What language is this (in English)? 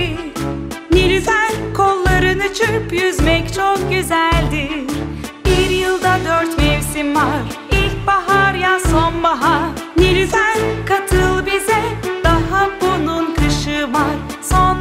Turkish